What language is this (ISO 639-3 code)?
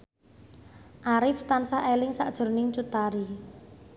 jav